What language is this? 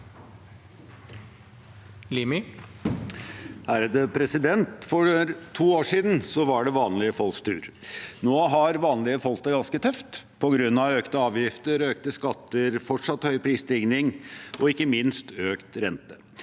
Norwegian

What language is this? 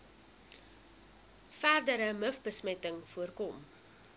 Afrikaans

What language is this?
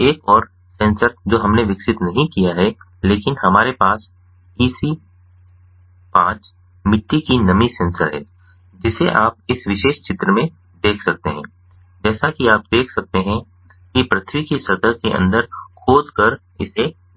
Hindi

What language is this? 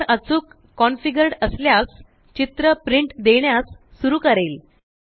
Marathi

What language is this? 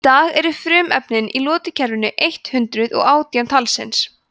Icelandic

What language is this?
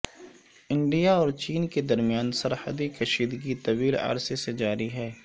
Urdu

